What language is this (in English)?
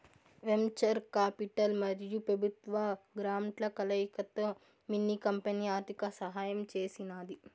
Telugu